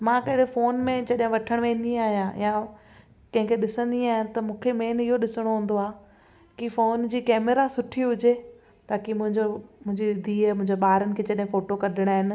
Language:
Sindhi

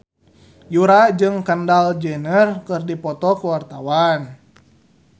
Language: Sundanese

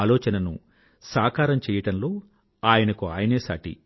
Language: Telugu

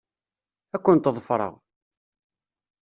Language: Kabyle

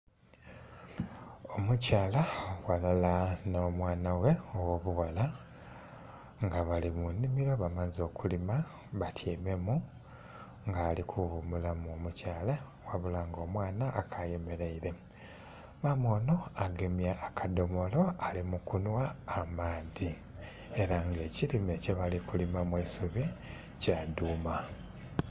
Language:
Soga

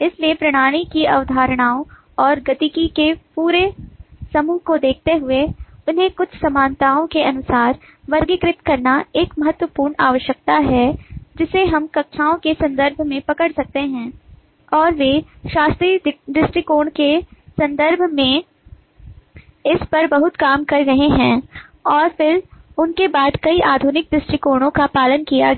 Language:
Hindi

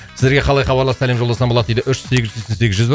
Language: Kazakh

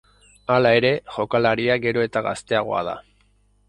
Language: Basque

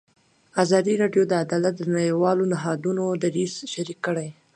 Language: Pashto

